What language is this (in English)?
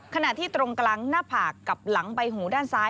Thai